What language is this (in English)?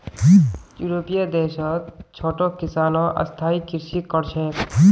Magahi